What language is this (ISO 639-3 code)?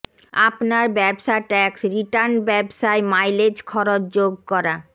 ben